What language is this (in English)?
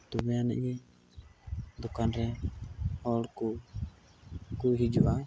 Santali